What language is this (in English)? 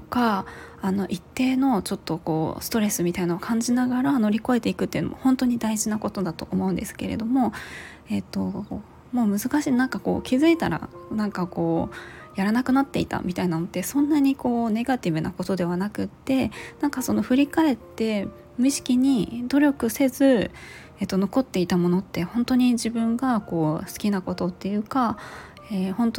Japanese